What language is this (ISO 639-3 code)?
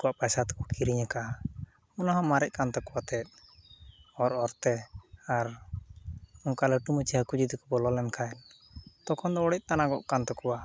sat